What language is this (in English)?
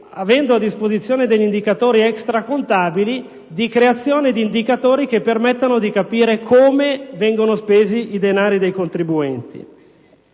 Italian